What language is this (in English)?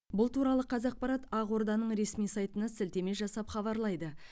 Kazakh